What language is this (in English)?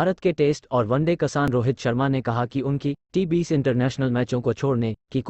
Hindi